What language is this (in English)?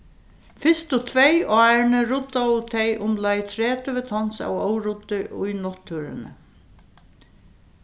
Faroese